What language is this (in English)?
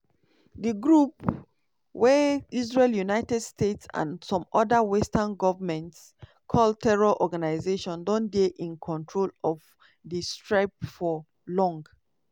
Nigerian Pidgin